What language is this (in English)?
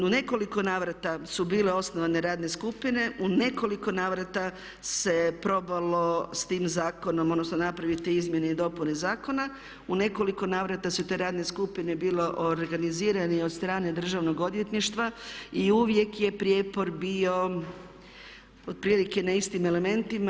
Croatian